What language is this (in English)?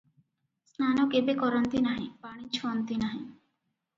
Odia